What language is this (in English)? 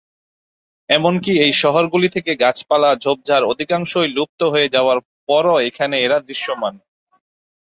Bangla